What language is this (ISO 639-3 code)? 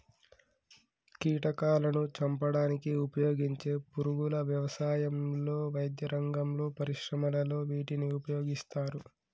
tel